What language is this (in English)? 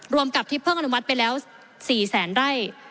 Thai